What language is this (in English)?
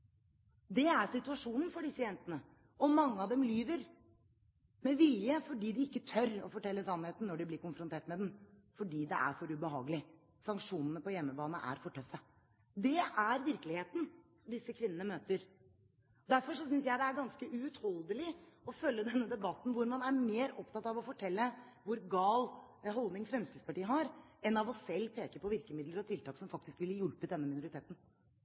Norwegian Bokmål